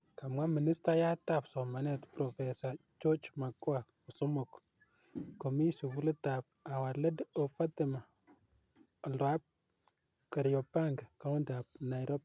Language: Kalenjin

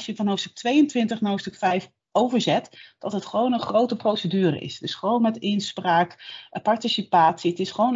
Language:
Dutch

